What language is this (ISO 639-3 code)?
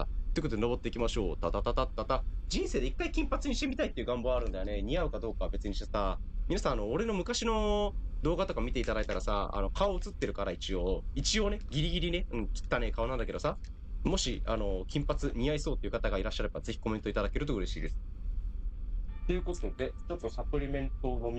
jpn